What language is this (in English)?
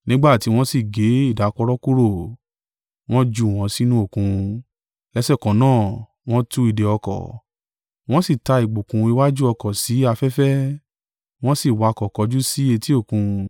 Yoruba